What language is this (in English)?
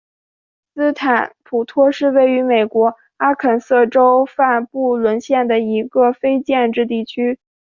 Chinese